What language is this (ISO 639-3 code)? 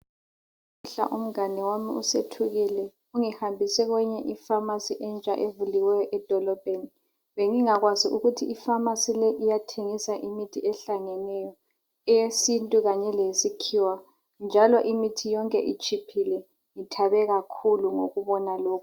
nde